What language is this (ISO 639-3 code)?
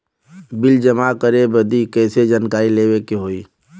bho